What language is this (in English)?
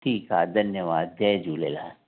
Sindhi